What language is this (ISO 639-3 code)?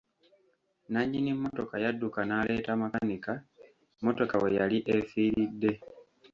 lug